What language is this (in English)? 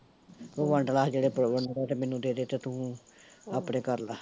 Punjabi